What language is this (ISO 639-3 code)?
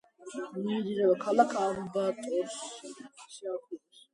kat